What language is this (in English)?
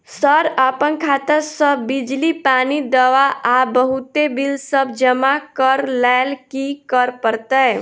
Maithili